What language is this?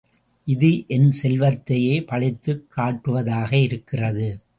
Tamil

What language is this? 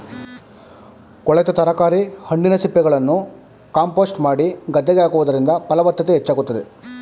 Kannada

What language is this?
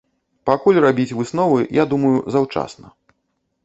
Belarusian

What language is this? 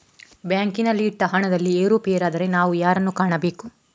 Kannada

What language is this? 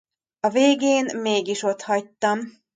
Hungarian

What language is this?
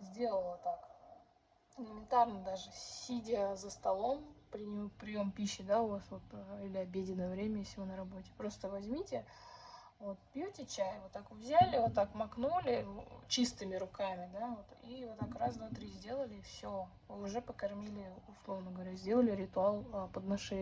Russian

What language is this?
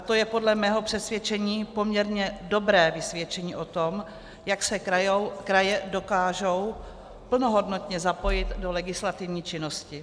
Czech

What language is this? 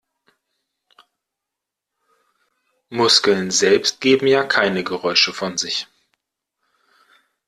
German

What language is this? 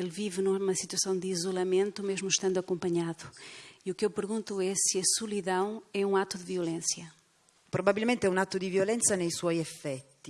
Portuguese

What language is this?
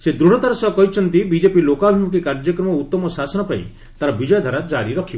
Odia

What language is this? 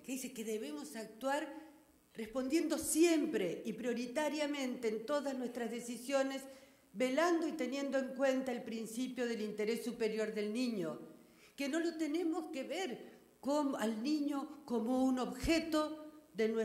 Spanish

